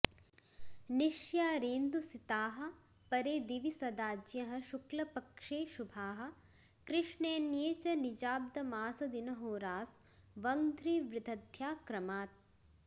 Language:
Sanskrit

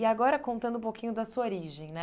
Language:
Portuguese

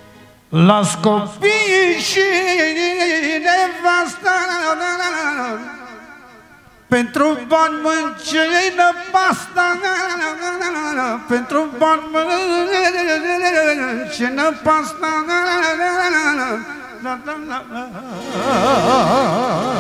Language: Romanian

